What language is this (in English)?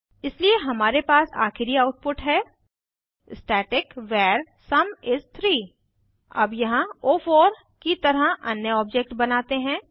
Hindi